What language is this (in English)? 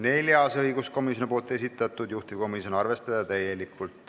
Estonian